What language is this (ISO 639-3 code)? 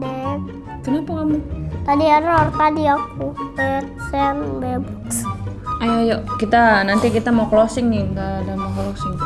ind